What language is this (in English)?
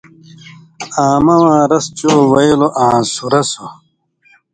Indus Kohistani